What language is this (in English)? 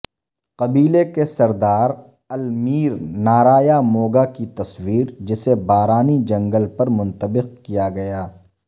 Urdu